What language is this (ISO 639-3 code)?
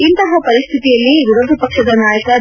kan